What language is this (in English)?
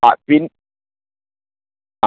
Malayalam